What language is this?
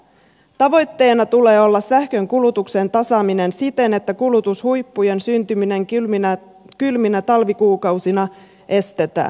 Finnish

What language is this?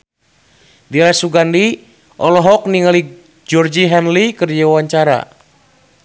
Sundanese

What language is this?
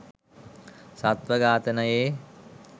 Sinhala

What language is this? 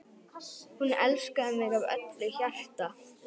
Icelandic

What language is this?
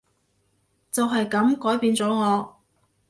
Cantonese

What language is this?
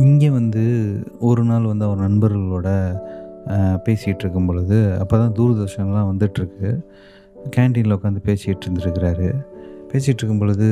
Tamil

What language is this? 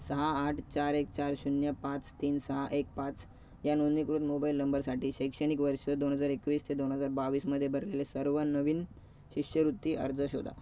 Marathi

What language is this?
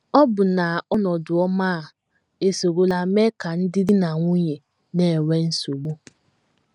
Igbo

